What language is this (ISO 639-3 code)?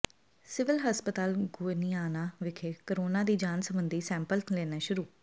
pan